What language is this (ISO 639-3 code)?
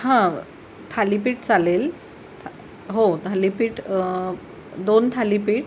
mar